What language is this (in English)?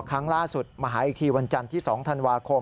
Thai